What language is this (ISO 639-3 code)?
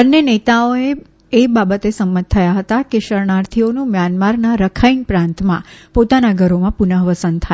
guj